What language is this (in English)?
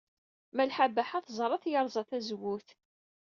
Kabyle